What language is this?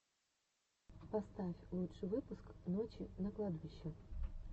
Russian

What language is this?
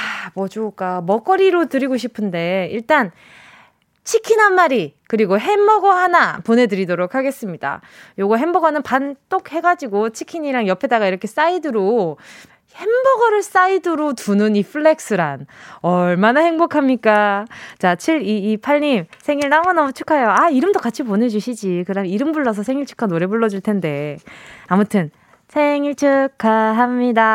Korean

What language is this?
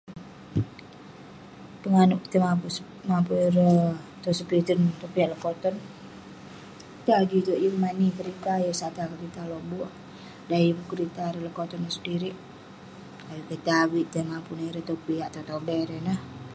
Western Penan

